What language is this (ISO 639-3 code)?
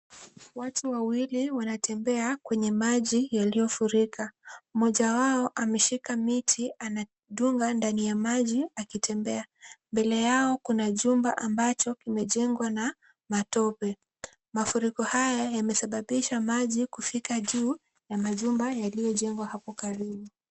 swa